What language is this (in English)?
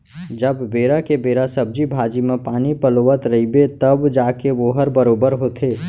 Chhattisgarhi